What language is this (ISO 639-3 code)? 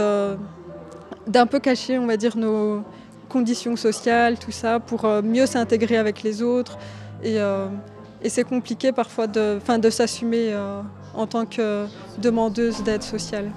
fra